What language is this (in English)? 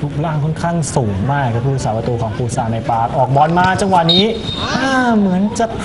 Thai